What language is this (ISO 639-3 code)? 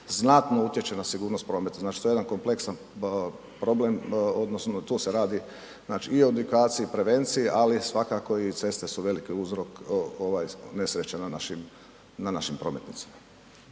hrv